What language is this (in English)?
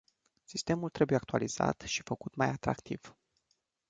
Romanian